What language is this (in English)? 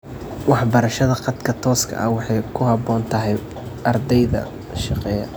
Somali